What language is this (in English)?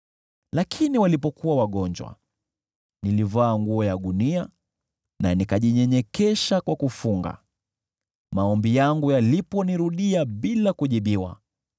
Swahili